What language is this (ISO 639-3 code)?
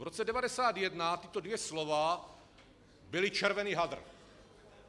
ces